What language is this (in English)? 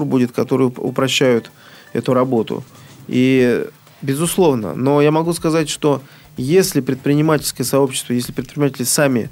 Russian